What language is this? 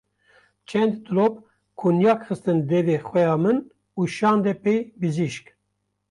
Kurdish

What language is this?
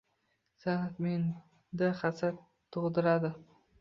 Uzbek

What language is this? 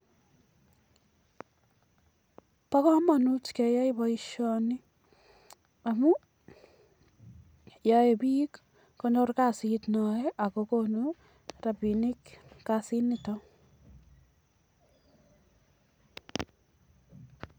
Kalenjin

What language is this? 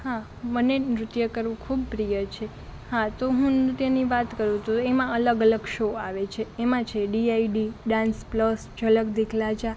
Gujarati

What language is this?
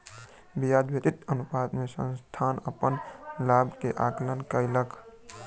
Maithili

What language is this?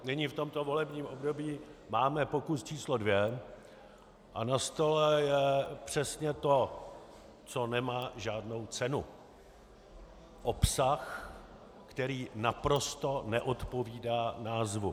Czech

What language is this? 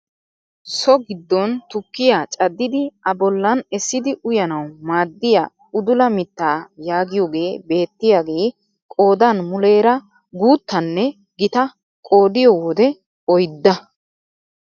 Wolaytta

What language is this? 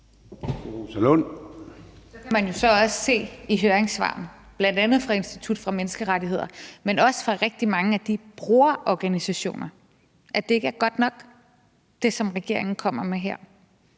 Danish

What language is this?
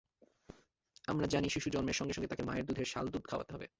Bangla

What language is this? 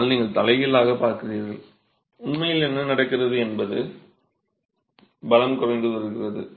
Tamil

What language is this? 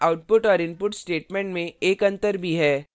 Hindi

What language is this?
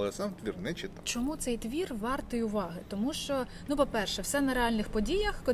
Ukrainian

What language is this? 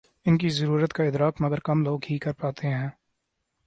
Urdu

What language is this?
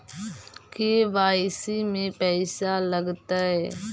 Magahi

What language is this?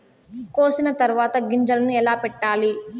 Telugu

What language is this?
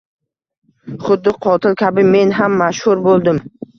Uzbek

